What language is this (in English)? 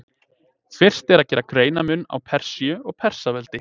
Icelandic